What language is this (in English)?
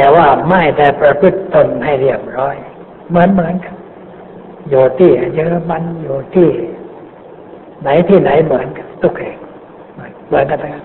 Thai